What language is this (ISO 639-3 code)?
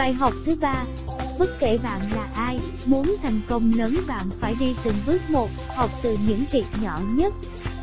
vie